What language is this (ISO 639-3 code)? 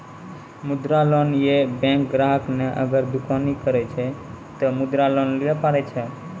mai